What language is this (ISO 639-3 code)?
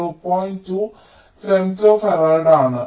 mal